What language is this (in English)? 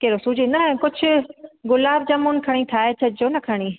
Sindhi